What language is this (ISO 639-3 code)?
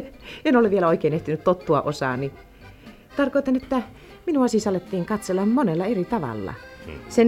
fin